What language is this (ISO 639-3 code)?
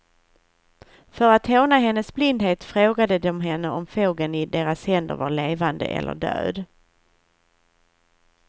swe